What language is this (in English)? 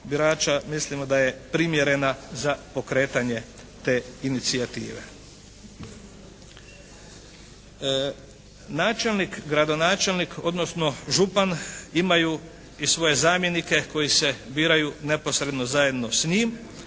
Croatian